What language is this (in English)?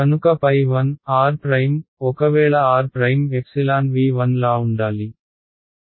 Telugu